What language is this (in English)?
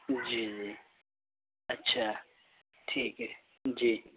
Urdu